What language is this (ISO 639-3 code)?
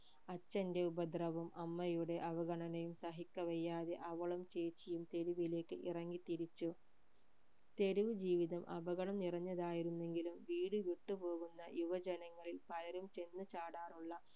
mal